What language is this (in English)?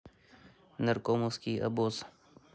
Russian